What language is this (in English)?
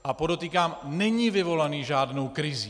Czech